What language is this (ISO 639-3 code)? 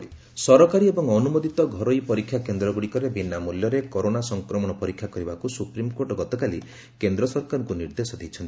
ori